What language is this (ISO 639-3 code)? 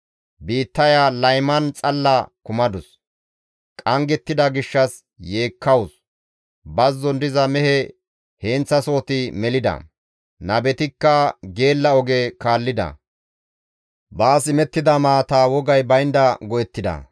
gmv